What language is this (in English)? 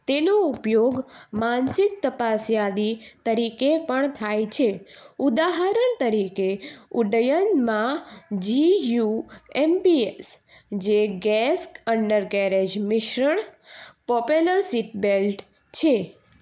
Gujarati